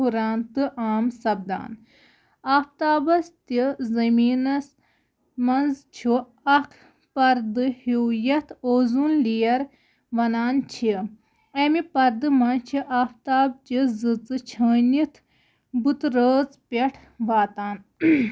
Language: Kashmiri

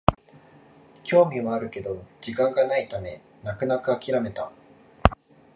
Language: Japanese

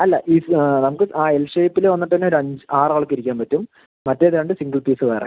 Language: Malayalam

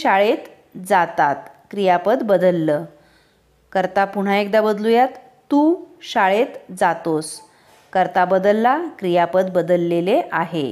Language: Marathi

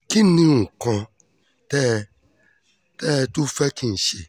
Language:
Yoruba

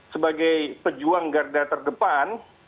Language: Indonesian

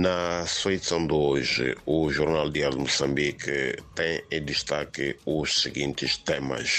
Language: Portuguese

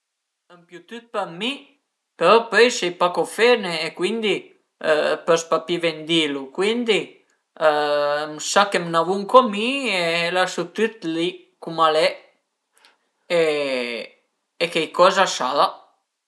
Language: Piedmontese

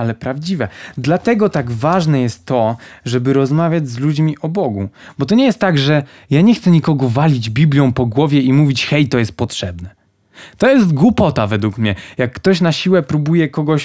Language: Polish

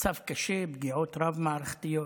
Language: Hebrew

